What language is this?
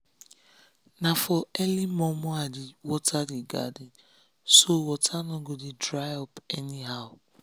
Nigerian Pidgin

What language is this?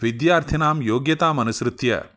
Sanskrit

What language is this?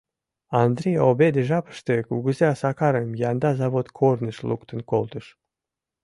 Mari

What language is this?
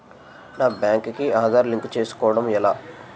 Telugu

